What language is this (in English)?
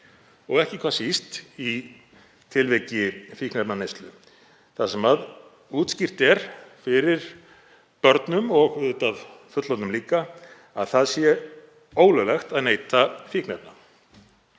Icelandic